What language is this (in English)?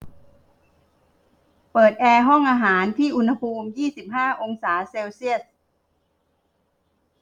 Thai